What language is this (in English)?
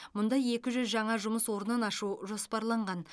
Kazakh